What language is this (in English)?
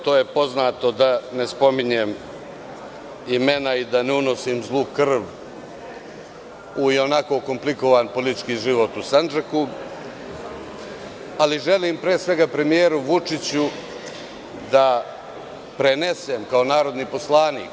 Serbian